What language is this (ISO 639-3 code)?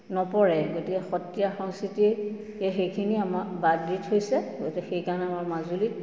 asm